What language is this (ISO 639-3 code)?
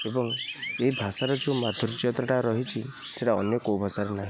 ori